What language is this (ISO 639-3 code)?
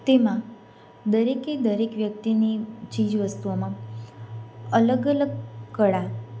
guj